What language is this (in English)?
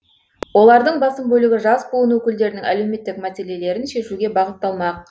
Kazakh